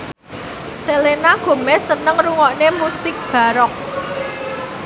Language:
Javanese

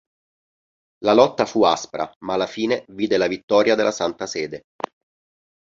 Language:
Italian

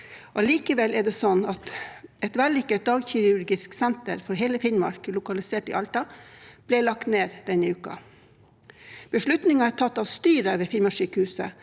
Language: Norwegian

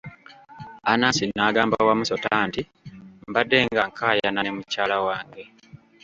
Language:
Ganda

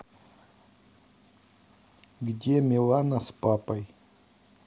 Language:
Russian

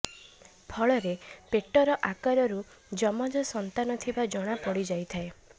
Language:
Odia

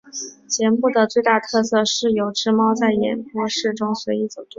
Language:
Chinese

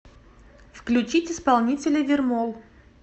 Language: Russian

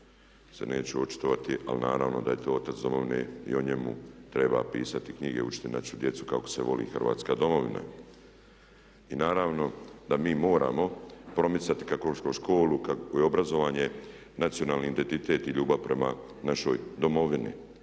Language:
Croatian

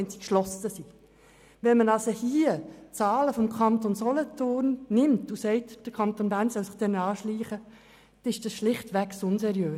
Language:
Swiss German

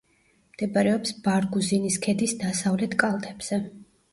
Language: Georgian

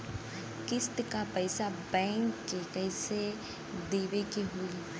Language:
Bhojpuri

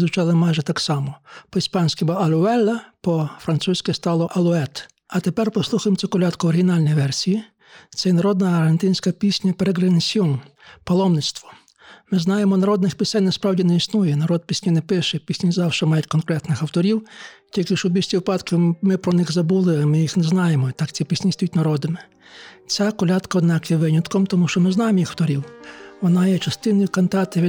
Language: Ukrainian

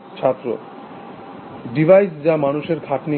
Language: Bangla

